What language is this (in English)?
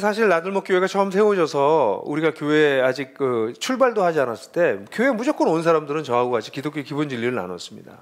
Korean